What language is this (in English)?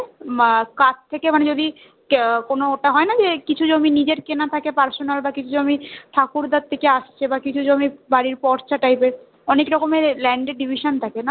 Bangla